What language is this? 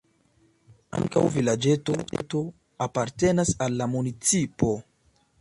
Esperanto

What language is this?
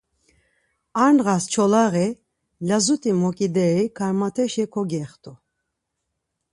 Laz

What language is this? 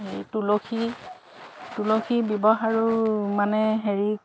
Assamese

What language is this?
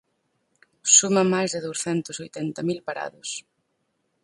Galician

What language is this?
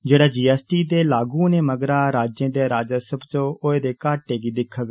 Dogri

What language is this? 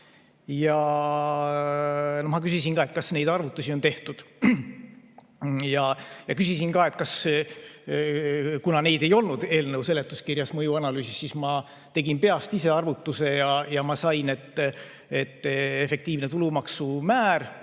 Estonian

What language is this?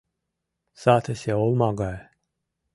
Mari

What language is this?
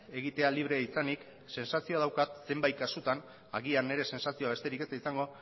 Basque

